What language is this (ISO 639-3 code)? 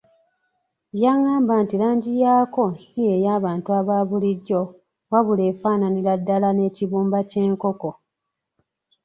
lug